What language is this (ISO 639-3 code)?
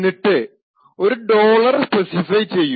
mal